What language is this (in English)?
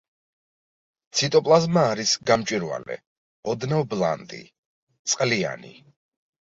Georgian